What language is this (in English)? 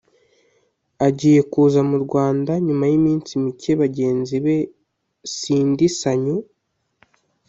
Kinyarwanda